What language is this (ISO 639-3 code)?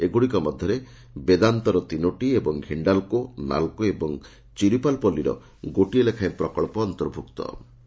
ori